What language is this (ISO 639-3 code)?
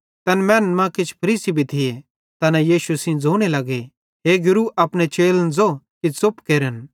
bhd